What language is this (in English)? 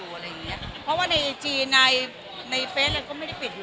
Thai